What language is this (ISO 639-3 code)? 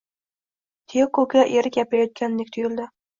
uzb